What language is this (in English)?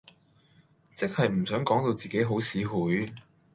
Cantonese